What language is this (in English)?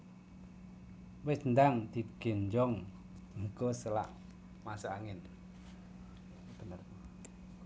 Javanese